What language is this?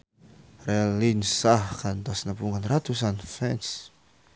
Sundanese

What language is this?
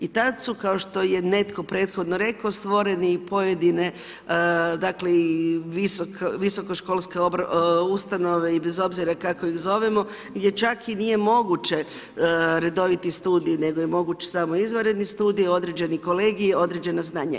Croatian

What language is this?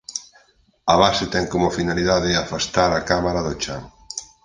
Galician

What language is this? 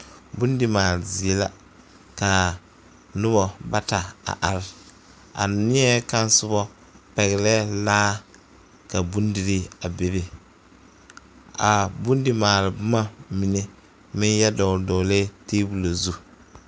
Southern Dagaare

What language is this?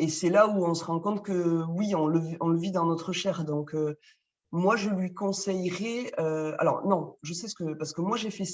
French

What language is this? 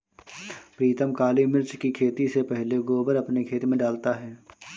Hindi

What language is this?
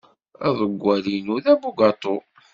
Kabyle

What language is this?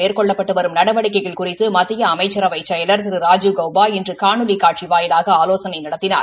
Tamil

